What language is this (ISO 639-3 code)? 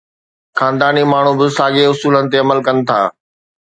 snd